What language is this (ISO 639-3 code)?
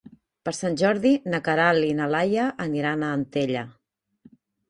cat